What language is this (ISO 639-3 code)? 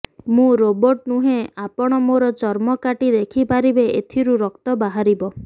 ori